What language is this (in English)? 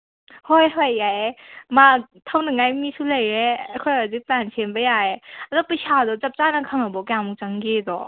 Manipuri